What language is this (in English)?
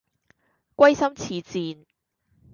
Cantonese